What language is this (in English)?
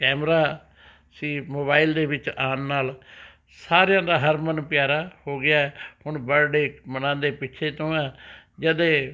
Punjabi